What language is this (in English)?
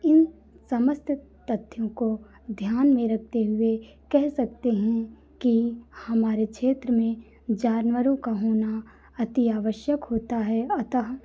Hindi